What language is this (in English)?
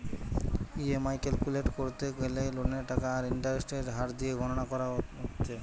Bangla